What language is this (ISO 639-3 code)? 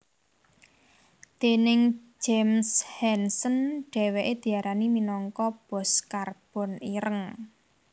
jav